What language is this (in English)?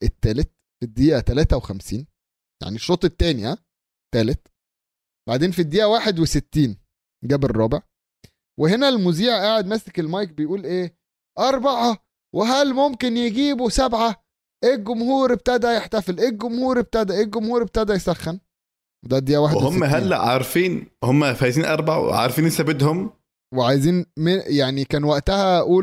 Arabic